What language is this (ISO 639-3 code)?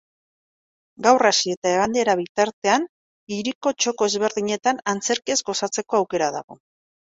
eus